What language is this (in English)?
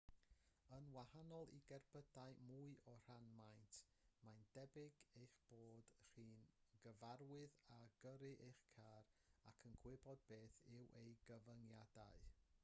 Welsh